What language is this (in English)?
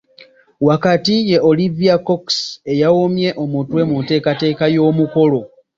Ganda